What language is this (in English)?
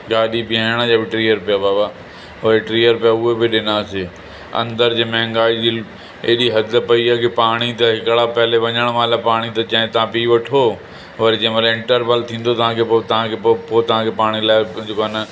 Sindhi